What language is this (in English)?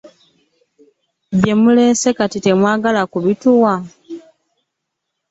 Ganda